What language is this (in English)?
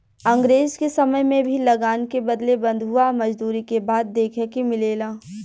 Bhojpuri